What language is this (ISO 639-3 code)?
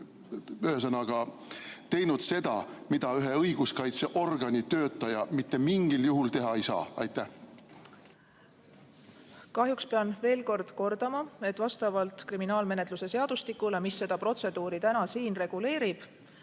est